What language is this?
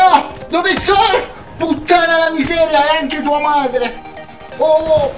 Italian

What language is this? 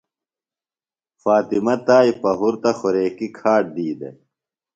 Phalura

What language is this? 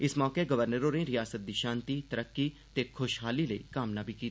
Dogri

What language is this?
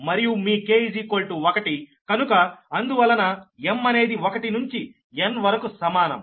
Telugu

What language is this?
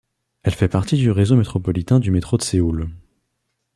French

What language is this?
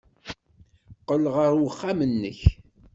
Kabyle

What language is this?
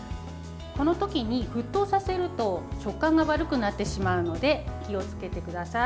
Japanese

